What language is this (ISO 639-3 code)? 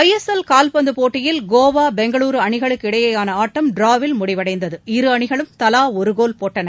tam